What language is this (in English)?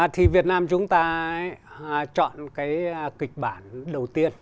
Vietnamese